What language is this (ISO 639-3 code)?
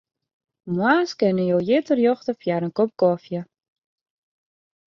fry